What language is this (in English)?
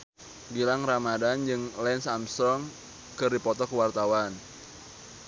Sundanese